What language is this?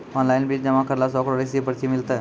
Maithili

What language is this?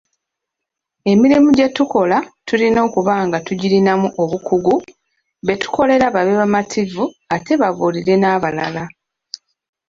Ganda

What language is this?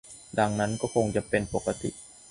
Thai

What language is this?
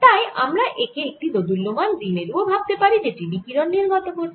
Bangla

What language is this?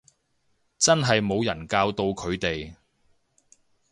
Cantonese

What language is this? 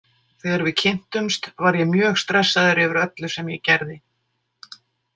Icelandic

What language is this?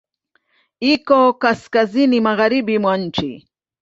Swahili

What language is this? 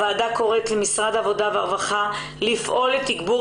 Hebrew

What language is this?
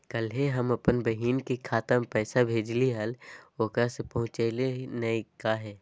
Magahi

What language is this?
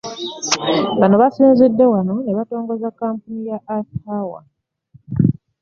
Ganda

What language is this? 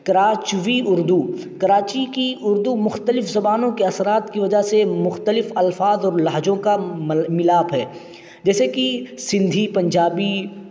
Urdu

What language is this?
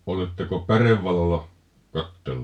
Finnish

